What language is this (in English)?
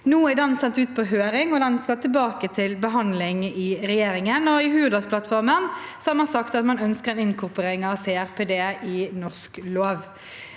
Norwegian